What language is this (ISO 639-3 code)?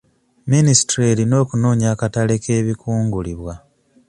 lug